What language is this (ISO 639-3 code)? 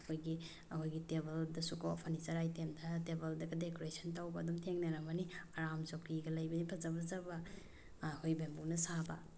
mni